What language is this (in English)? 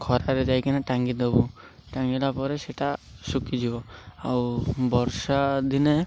Odia